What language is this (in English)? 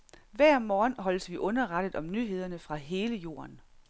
Danish